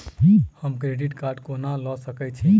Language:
Maithili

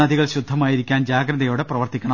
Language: Malayalam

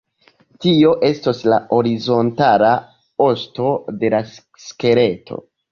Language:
Esperanto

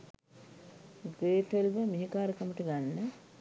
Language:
Sinhala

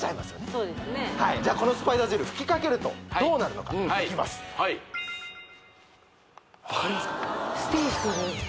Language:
Japanese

